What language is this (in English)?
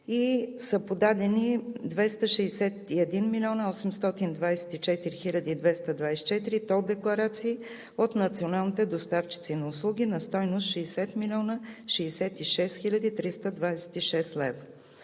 Bulgarian